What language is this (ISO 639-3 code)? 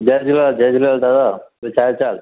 snd